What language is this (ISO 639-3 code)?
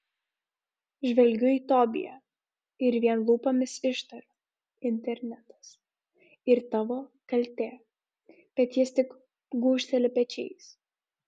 lit